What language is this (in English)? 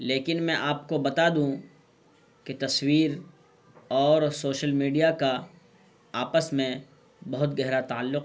Urdu